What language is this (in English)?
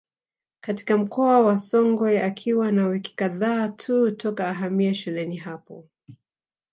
Swahili